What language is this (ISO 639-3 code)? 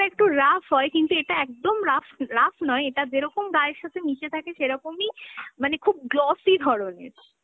ben